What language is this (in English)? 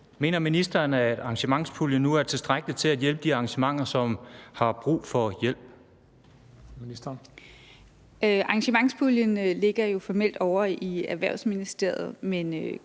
Danish